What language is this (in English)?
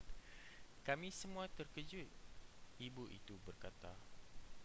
Malay